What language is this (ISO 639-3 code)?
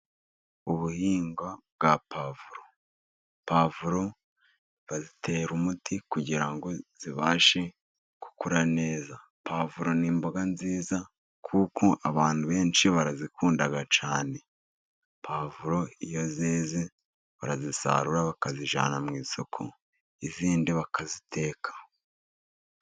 kin